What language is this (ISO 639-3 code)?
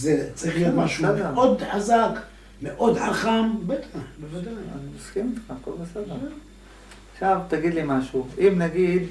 heb